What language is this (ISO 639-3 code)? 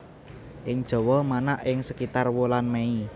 jav